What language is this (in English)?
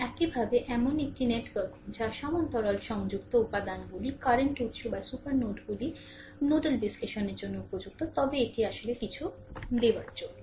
Bangla